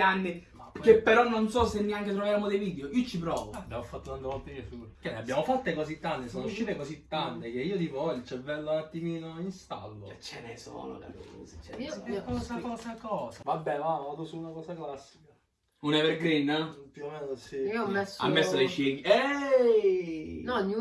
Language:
Italian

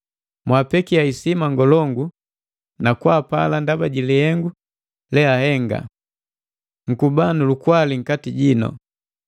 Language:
Matengo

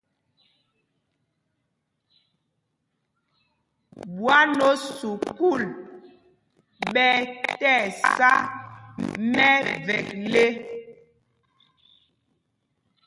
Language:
Mpumpong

